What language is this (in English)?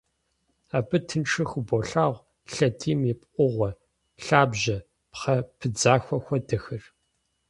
Kabardian